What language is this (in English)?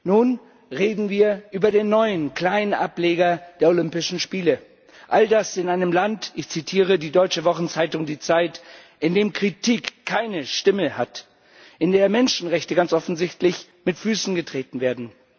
German